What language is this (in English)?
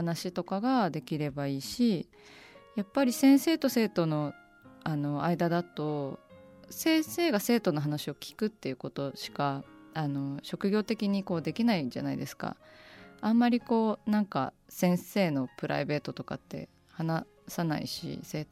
Japanese